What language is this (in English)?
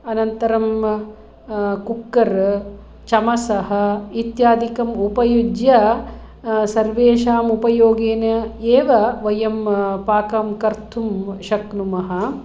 Sanskrit